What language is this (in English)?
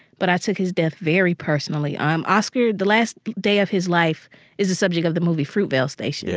English